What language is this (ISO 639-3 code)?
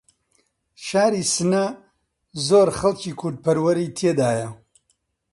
ckb